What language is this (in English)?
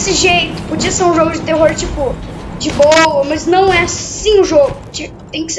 Portuguese